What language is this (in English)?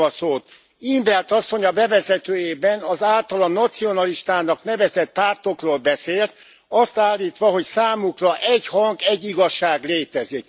Hungarian